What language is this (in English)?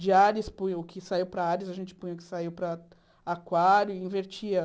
Portuguese